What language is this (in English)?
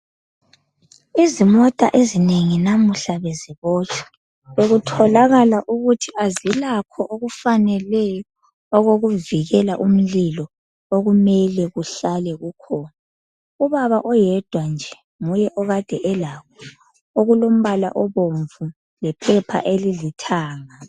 North Ndebele